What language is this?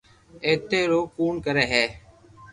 Loarki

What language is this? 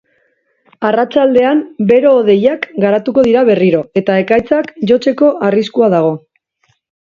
Basque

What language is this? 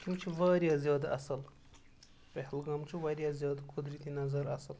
Kashmiri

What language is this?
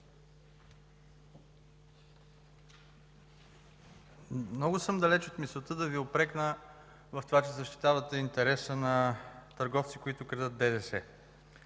Bulgarian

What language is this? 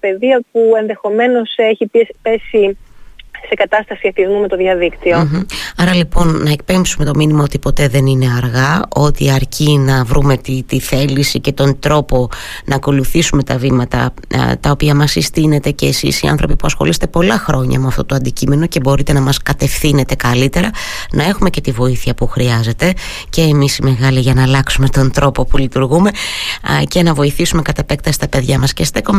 Greek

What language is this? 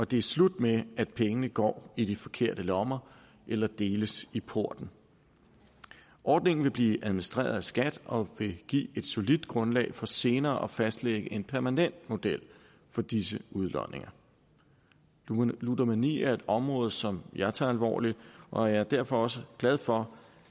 Danish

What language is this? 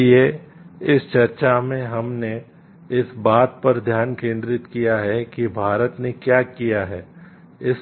Hindi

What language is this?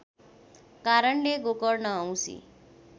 Nepali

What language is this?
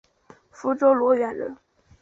Chinese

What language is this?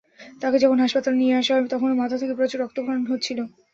Bangla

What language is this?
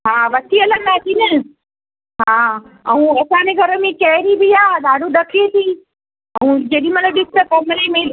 Sindhi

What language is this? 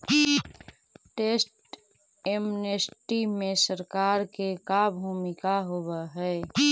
Magahi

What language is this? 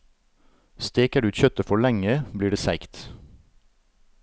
Norwegian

